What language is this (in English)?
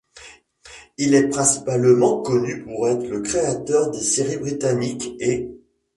French